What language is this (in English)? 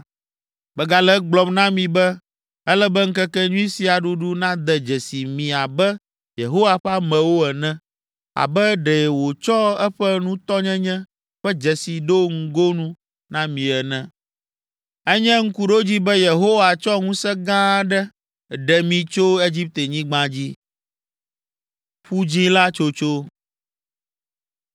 Ewe